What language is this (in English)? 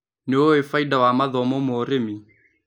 Kikuyu